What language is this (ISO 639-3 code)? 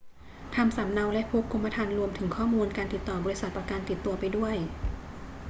tha